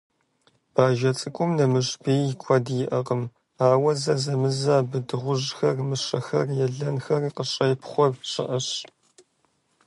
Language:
Kabardian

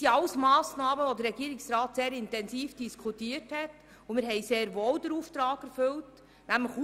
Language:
Swiss German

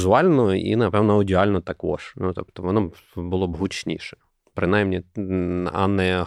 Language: Ukrainian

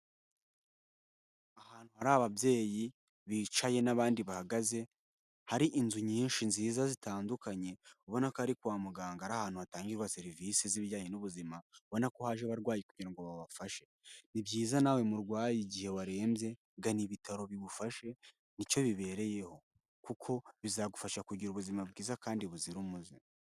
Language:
Kinyarwanda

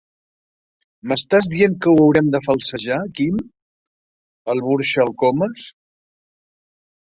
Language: Catalan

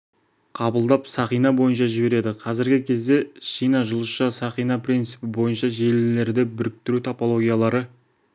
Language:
Kazakh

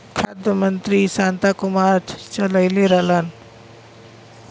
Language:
Bhojpuri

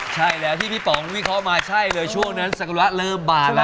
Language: Thai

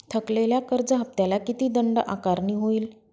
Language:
Marathi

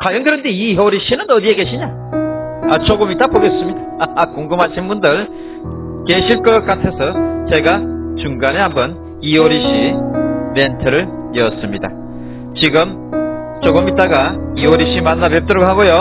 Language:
Korean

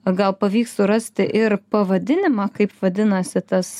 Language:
Lithuanian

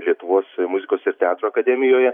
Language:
Lithuanian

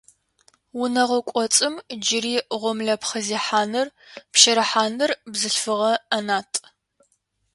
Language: Adyghe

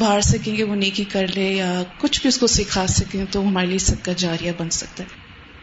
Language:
Urdu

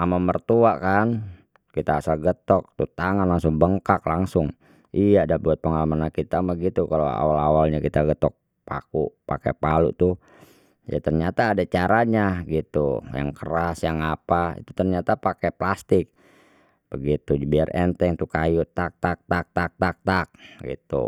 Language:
Betawi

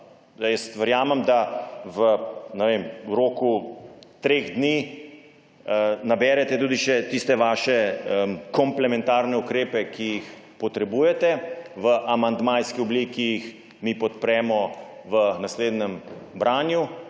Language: Slovenian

